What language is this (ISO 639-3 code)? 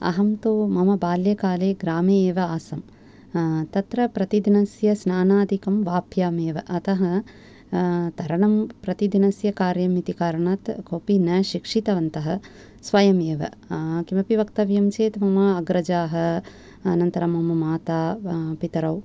san